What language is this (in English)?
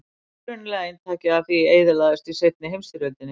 Icelandic